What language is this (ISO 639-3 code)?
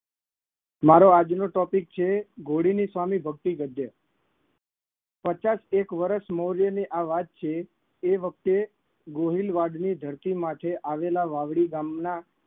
guj